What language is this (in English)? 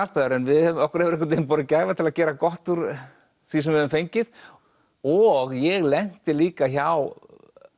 Icelandic